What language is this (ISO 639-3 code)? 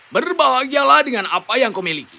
ind